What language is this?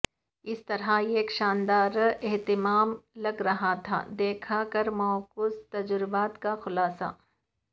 Urdu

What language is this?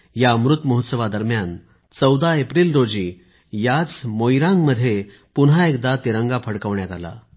Marathi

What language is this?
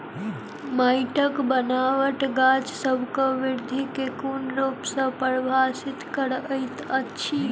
Maithili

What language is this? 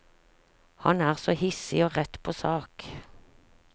Norwegian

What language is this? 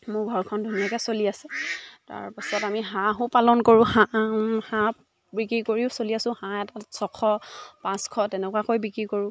Assamese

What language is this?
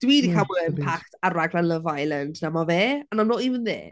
Welsh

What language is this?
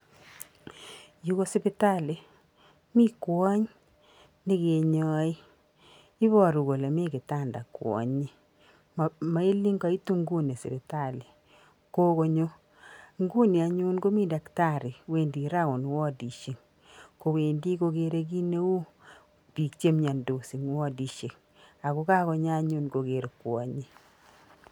Kalenjin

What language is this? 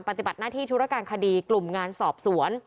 Thai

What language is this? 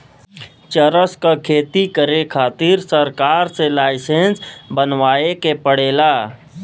Bhojpuri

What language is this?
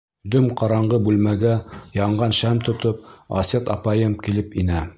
Bashkir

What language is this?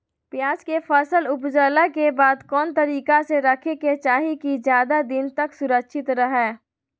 Magahi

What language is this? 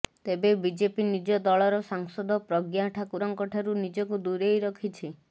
Odia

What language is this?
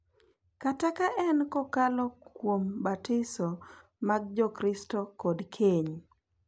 Luo (Kenya and Tanzania)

